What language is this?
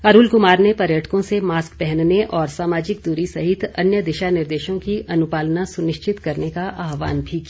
Hindi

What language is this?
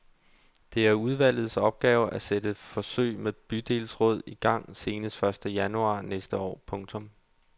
Danish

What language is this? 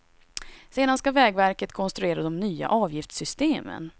Swedish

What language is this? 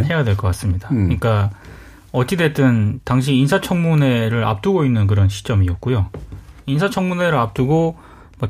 Korean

